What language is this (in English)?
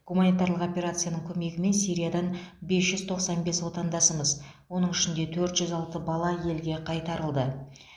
Kazakh